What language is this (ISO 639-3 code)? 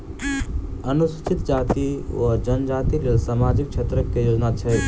mai